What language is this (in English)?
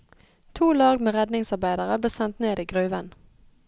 Norwegian